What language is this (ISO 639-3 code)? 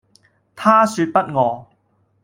yue